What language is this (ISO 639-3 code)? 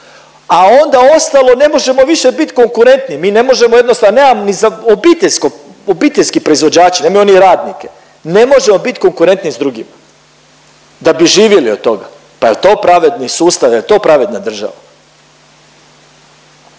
hrv